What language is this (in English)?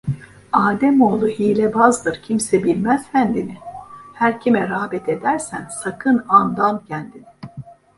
Turkish